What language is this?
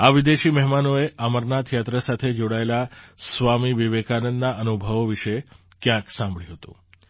Gujarati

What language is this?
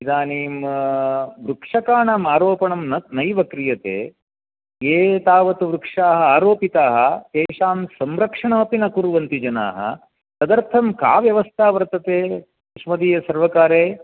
Sanskrit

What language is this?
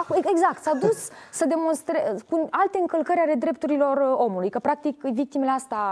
Romanian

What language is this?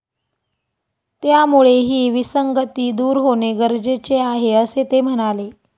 Marathi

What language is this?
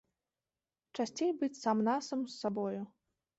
Belarusian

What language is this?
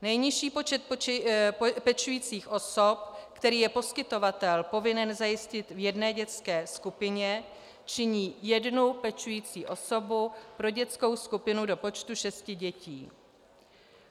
Czech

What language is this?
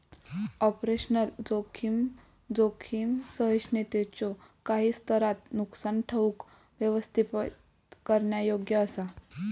Marathi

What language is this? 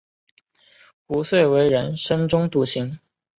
Chinese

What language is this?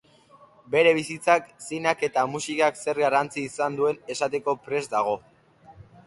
Basque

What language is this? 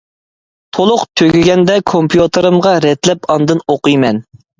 Uyghur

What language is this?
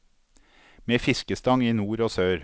Norwegian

